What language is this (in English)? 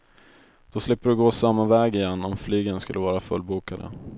Swedish